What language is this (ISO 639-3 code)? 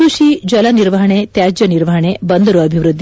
kan